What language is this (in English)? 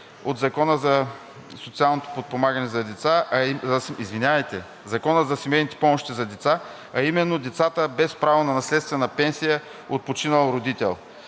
Bulgarian